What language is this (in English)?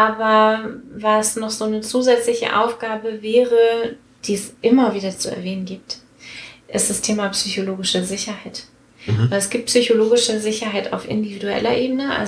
German